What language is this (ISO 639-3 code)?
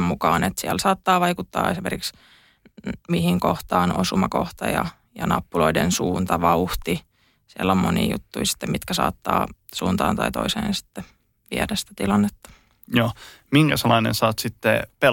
fin